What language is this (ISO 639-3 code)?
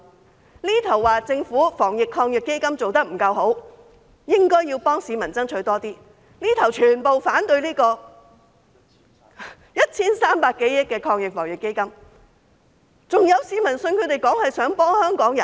yue